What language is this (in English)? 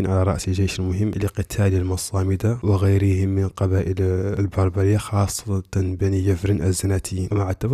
Arabic